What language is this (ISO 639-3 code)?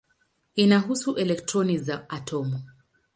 swa